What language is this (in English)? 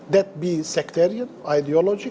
Indonesian